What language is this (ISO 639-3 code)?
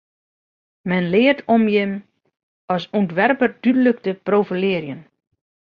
fry